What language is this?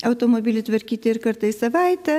Lithuanian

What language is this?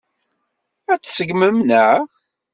Kabyle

